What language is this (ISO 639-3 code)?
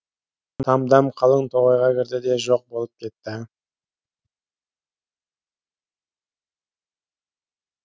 kaz